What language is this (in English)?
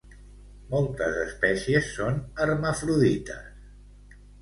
Catalan